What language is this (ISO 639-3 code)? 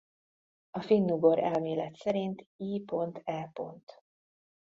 hun